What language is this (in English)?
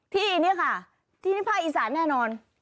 Thai